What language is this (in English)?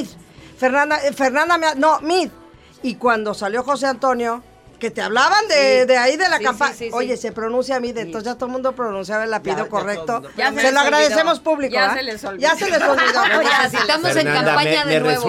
Spanish